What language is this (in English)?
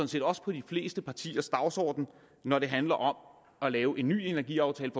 Danish